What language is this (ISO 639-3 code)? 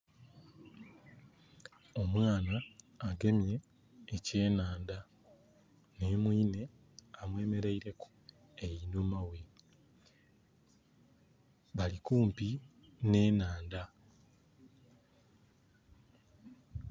xog